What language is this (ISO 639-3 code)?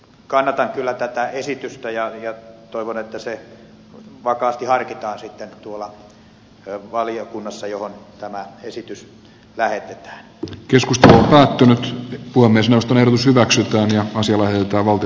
fin